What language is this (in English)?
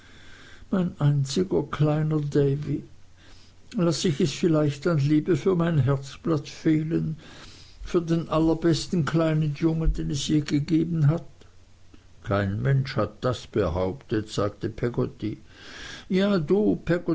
German